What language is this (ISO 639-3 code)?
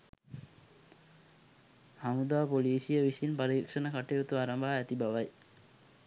sin